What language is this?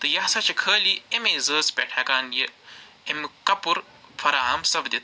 Kashmiri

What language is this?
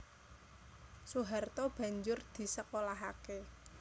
Javanese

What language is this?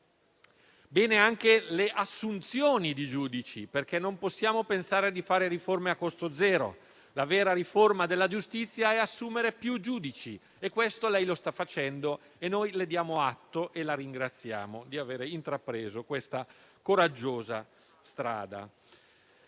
Italian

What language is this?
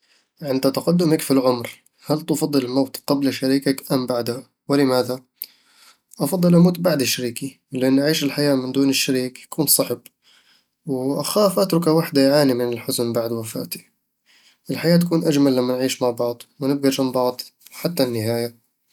Eastern Egyptian Bedawi Arabic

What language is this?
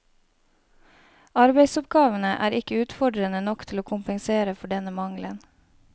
Norwegian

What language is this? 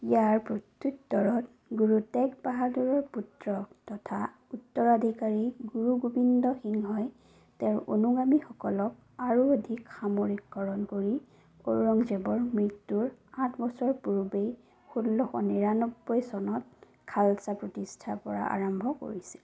Assamese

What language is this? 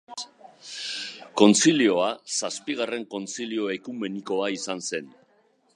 Basque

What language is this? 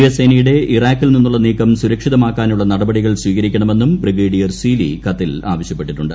Malayalam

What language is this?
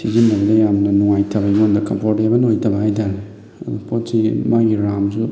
Manipuri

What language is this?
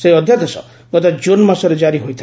Odia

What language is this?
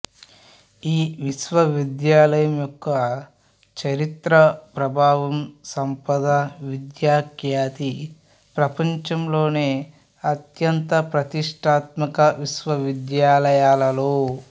Telugu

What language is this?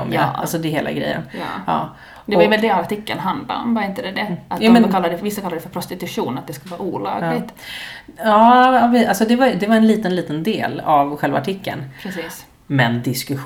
Swedish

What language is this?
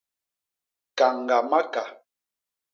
Basaa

